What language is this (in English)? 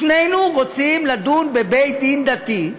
Hebrew